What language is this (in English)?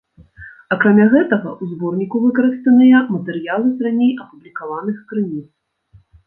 Belarusian